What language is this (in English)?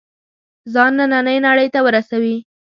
Pashto